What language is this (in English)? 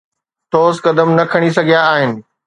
Sindhi